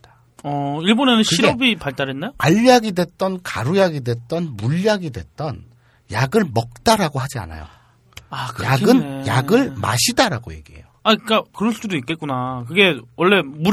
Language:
Korean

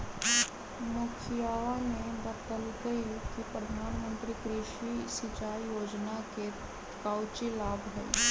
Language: Magahi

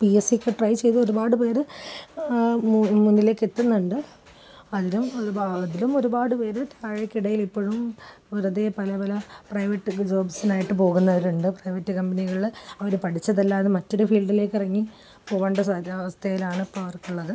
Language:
Malayalam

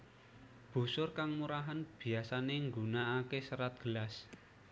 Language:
Javanese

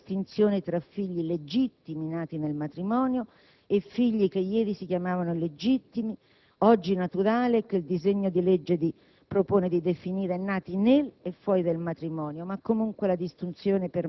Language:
Italian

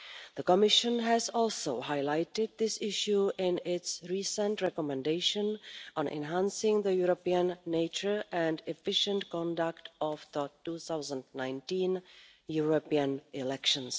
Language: English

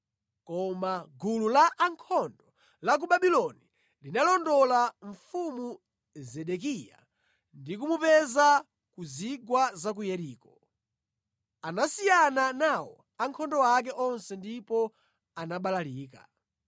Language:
Nyanja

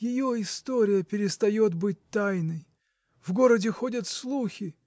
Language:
Russian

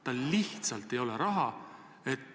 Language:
Estonian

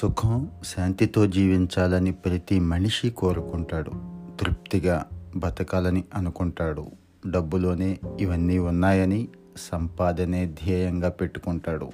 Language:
Telugu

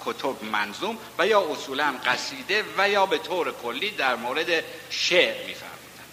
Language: Persian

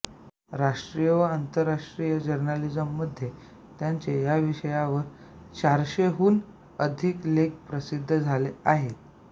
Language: Marathi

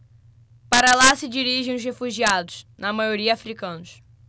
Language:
Portuguese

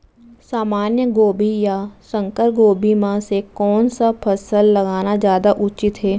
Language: Chhattisgarhi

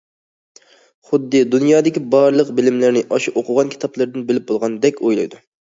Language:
Uyghur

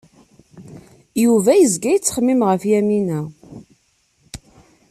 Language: Kabyle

